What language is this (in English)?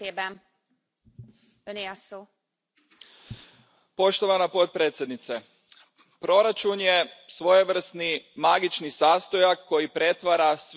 Croatian